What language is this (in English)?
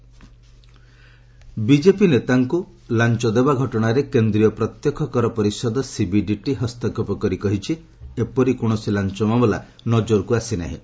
Odia